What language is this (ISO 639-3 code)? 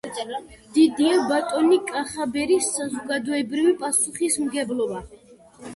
kat